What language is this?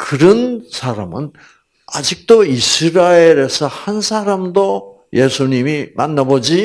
Korean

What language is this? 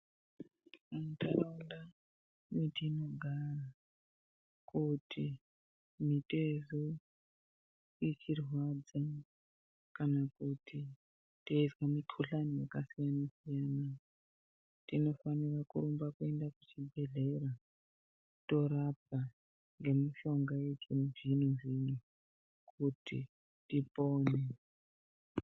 Ndau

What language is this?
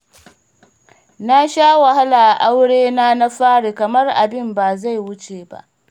Hausa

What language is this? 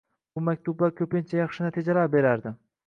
Uzbek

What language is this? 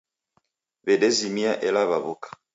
Taita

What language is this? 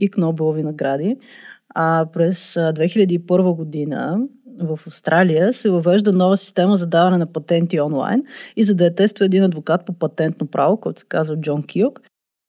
Bulgarian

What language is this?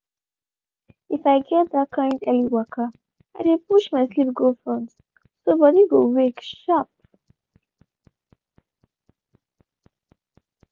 Nigerian Pidgin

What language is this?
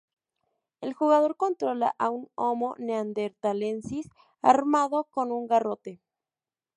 Spanish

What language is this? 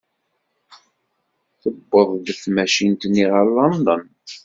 Kabyle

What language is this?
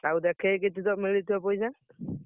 Odia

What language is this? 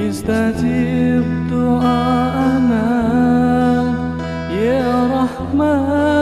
Indonesian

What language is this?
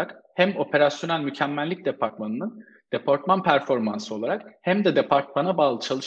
Turkish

